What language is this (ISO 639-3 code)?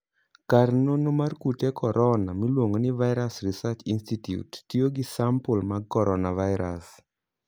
luo